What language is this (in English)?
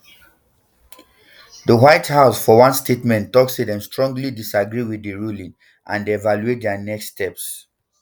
Nigerian Pidgin